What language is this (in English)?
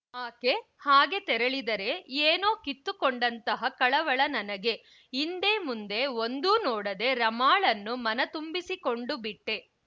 Kannada